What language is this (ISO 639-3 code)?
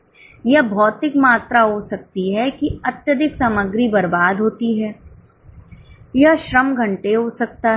hin